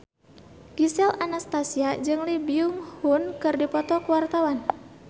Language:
Sundanese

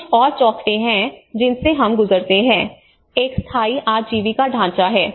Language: Hindi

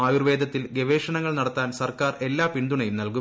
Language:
Malayalam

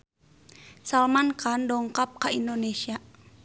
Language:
Sundanese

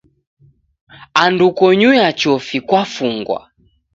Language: Taita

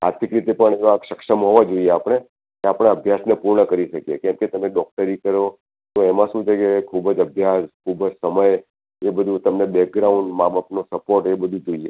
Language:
Gujarati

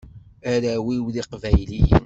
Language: Kabyle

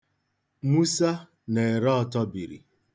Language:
Igbo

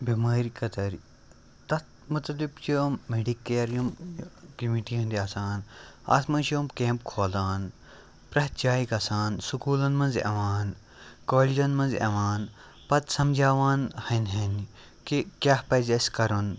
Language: Kashmiri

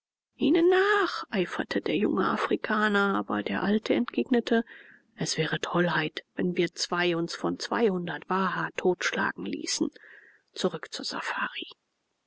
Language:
German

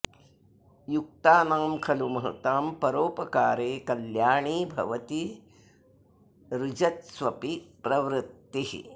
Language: Sanskrit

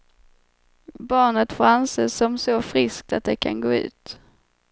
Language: Swedish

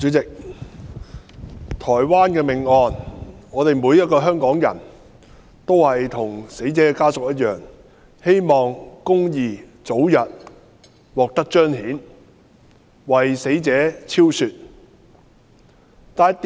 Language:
Cantonese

